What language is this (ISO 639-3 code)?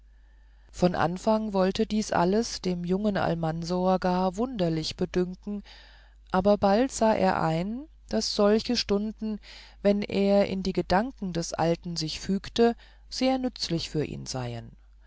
deu